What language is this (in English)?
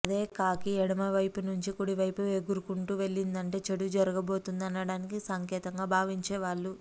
Telugu